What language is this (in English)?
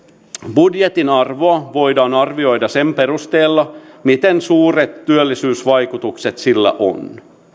Finnish